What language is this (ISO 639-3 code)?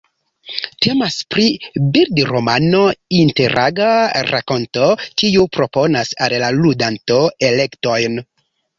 epo